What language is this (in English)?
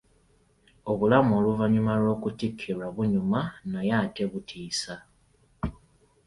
Ganda